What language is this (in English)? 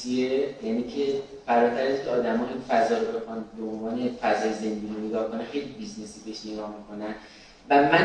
Persian